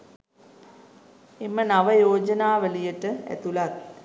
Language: Sinhala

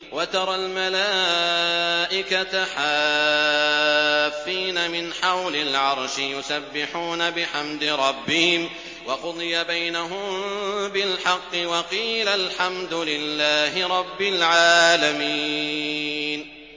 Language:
Arabic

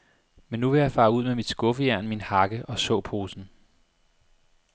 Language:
Danish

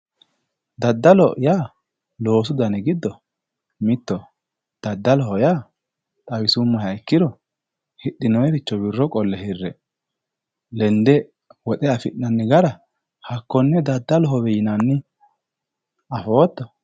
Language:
Sidamo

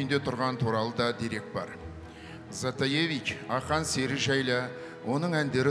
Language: Turkish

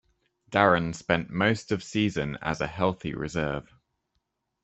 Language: English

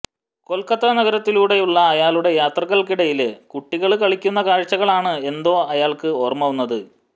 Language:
Malayalam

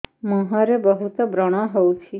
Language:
Odia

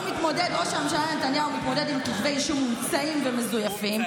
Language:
Hebrew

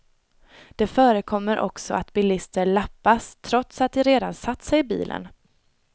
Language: Swedish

